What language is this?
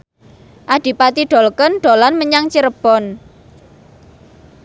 Javanese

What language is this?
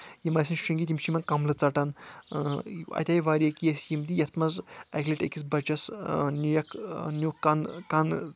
Kashmiri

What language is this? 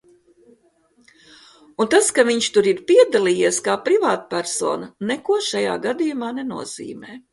Latvian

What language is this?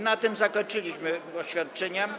Polish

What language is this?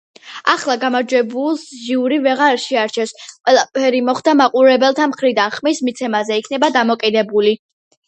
Georgian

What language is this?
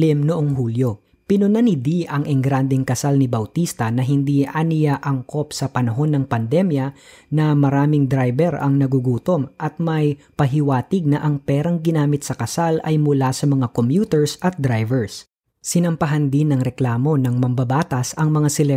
Filipino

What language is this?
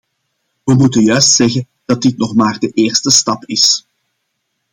Dutch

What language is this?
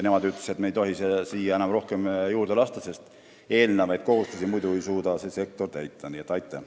Estonian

